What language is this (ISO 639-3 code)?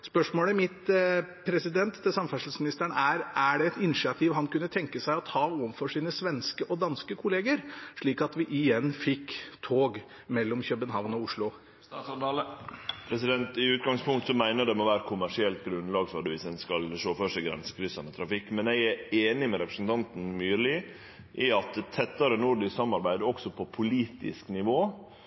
nor